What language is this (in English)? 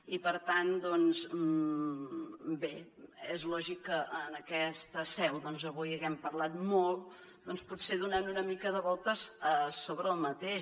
Catalan